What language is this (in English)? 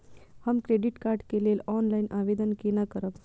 Maithili